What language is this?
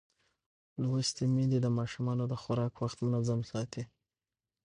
Pashto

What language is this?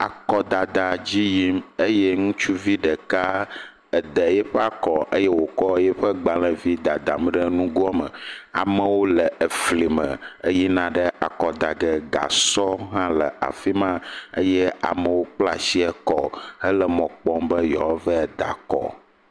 Ewe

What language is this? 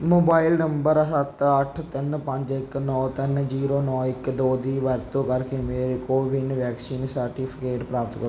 Punjabi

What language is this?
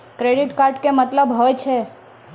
Maithili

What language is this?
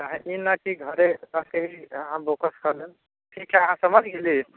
Maithili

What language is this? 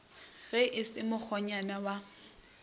Northern Sotho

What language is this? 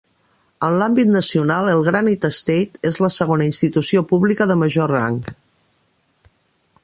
Catalan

